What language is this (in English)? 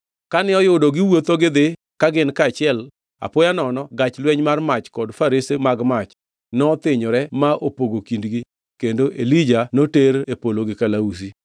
Luo (Kenya and Tanzania)